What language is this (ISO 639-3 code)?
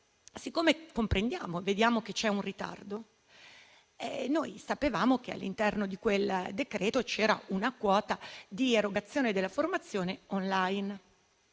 ita